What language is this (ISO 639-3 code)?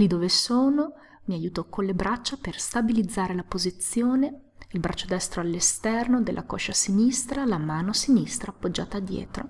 ita